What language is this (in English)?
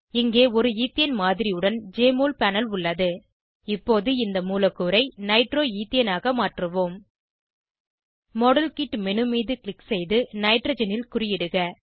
Tamil